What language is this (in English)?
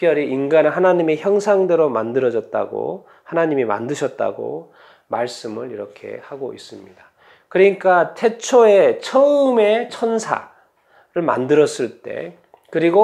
Korean